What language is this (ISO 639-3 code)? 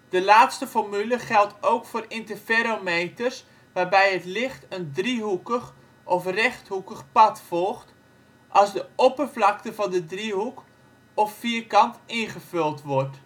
nld